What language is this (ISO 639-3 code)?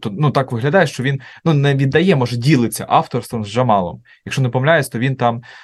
ukr